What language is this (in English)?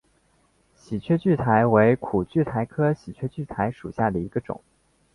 Chinese